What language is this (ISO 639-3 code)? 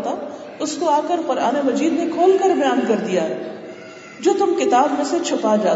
urd